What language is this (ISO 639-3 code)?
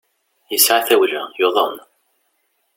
kab